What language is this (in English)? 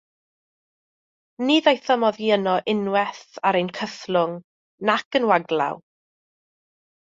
Welsh